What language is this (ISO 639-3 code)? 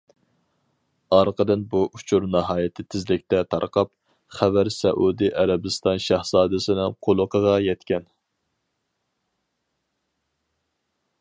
uig